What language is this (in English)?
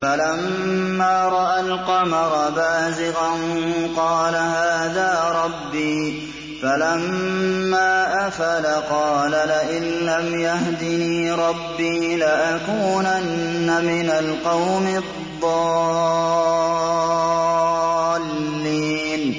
Arabic